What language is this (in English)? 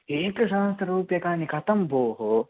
Sanskrit